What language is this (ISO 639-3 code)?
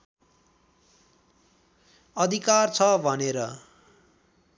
nep